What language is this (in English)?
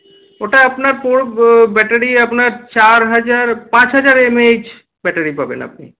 Bangla